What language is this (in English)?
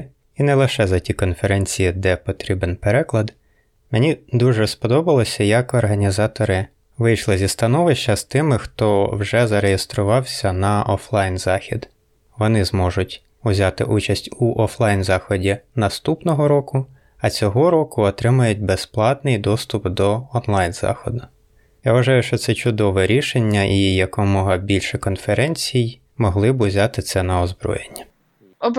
Ukrainian